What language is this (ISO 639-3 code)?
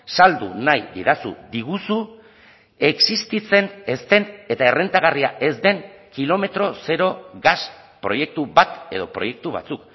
eus